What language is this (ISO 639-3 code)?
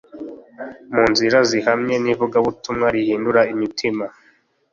kin